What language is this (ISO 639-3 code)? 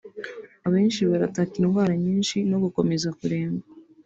kin